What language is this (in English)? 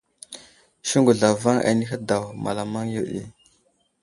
Wuzlam